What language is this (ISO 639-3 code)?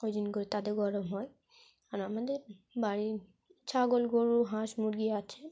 ben